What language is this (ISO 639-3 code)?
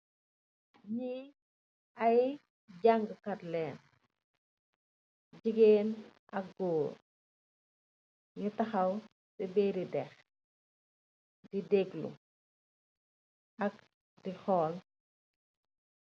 wol